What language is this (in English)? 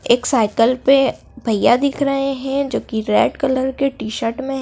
Hindi